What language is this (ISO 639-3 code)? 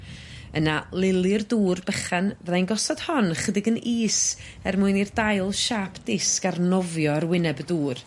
cym